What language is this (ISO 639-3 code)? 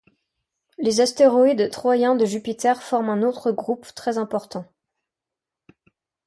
fra